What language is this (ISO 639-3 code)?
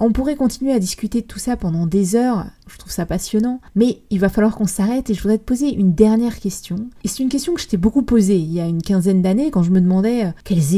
fra